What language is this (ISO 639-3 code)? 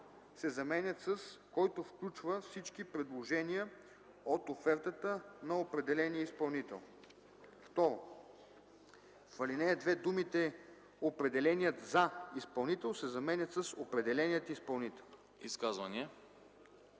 bul